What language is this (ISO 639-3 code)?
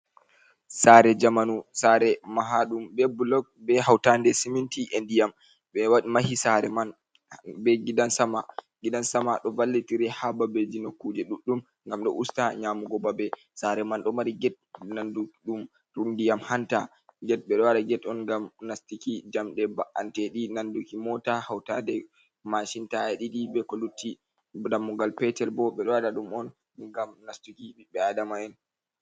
ful